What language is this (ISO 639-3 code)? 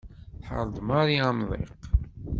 kab